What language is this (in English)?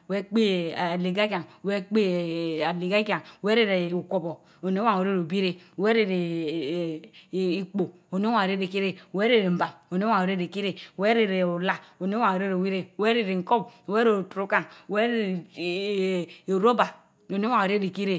Mbe